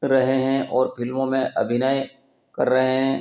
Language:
Hindi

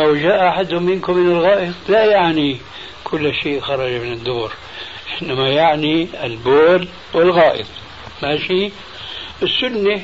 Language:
Arabic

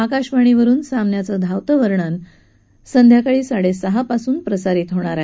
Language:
Marathi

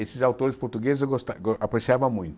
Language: Portuguese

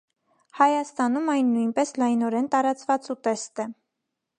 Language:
Armenian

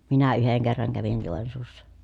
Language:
Finnish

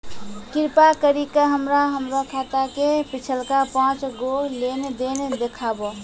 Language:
Maithili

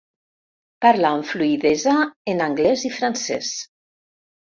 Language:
Catalan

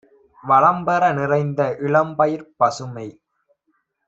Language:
Tamil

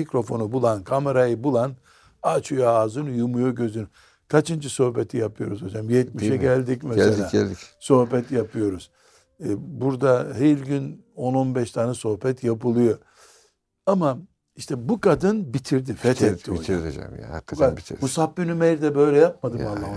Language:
Turkish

